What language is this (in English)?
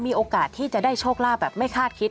Thai